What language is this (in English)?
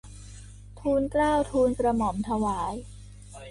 Thai